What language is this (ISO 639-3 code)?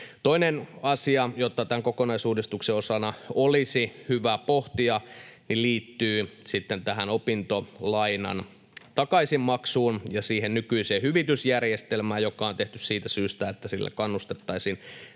fin